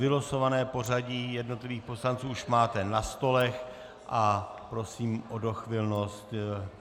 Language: Czech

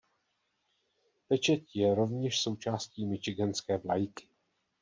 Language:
Czech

